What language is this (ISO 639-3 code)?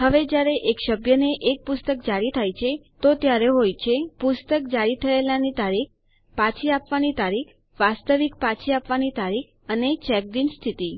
guj